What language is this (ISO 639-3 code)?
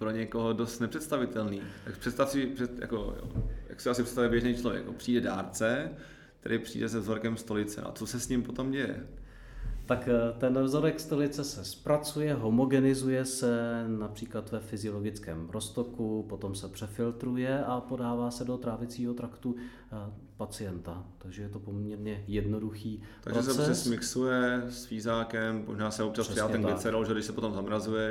ces